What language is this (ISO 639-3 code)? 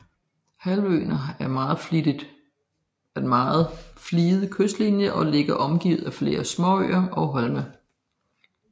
dan